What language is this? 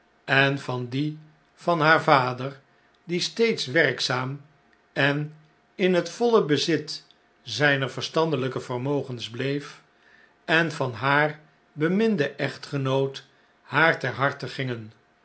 Dutch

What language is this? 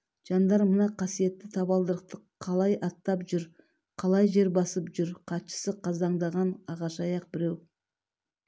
Kazakh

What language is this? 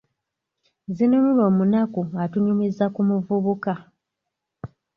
Ganda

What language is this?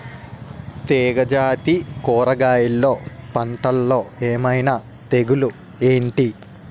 Telugu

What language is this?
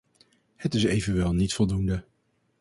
Dutch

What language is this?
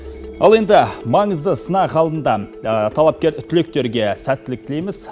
Kazakh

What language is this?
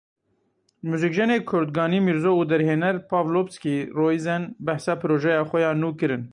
Kurdish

